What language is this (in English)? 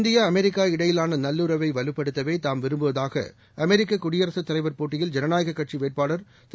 Tamil